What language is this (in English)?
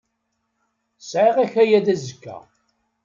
Kabyle